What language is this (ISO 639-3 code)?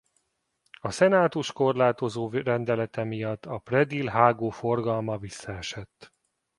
hun